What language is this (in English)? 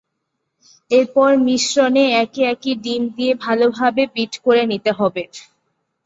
Bangla